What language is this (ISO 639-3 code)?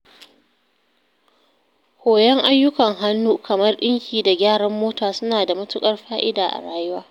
hau